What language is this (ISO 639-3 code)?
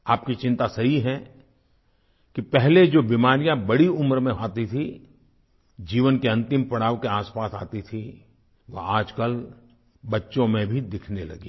hin